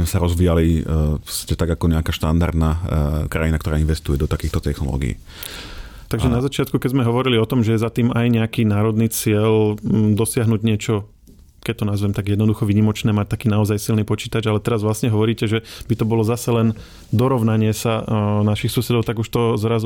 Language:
Slovak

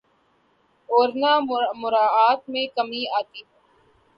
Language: Urdu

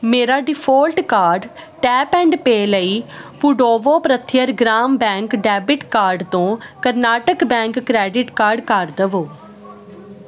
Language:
Punjabi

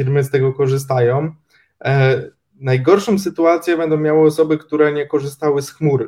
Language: Polish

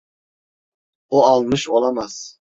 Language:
Turkish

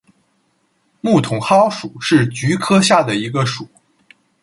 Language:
Chinese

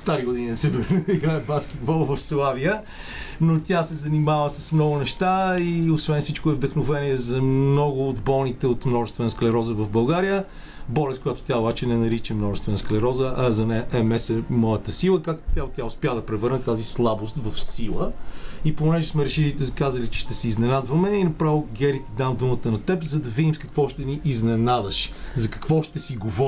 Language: Bulgarian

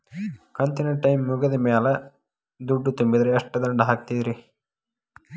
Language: Kannada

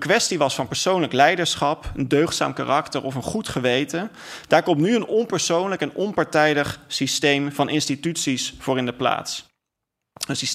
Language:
Dutch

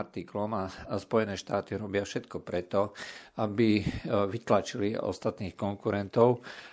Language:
Slovak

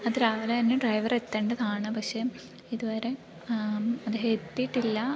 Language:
Malayalam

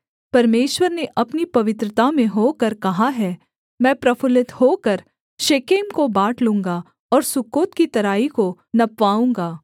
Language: Hindi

